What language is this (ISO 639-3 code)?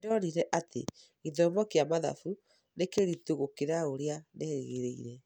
kik